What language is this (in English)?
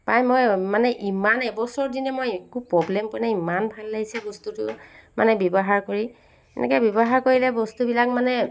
Assamese